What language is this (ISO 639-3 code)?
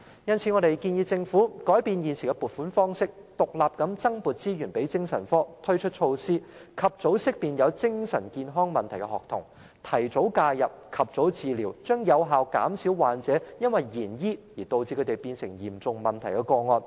yue